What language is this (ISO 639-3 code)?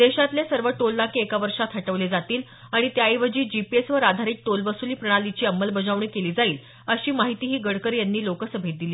mar